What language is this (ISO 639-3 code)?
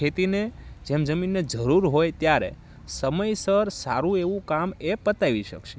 guj